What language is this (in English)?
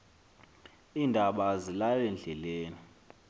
Xhosa